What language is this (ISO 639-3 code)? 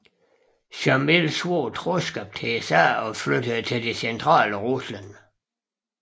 dan